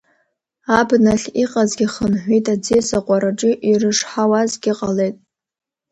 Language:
Abkhazian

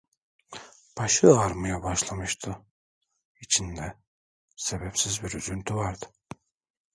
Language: Turkish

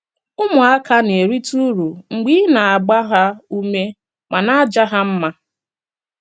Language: Igbo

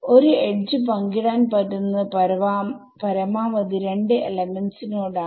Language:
Malayalam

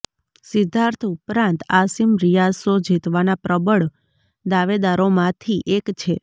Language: Gujarati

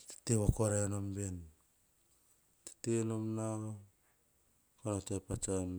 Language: Hahon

